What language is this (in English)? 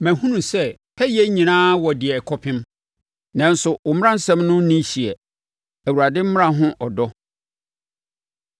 Akan